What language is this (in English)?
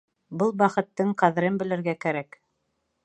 Bashkir